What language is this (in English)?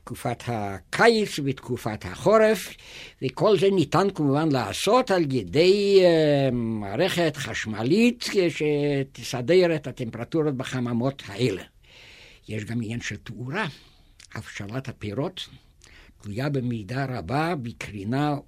Hebrew